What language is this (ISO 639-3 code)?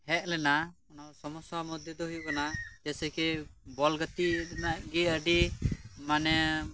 sat